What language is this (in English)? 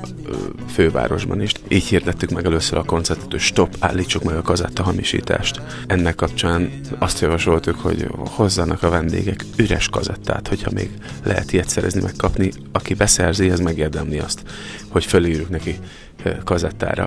Hungarian